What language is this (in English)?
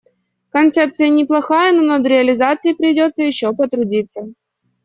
Russian